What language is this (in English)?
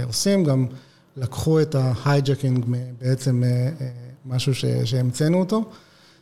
Hebrew